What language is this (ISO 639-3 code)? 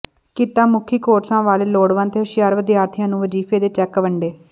pan